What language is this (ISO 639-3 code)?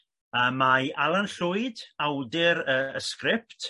cym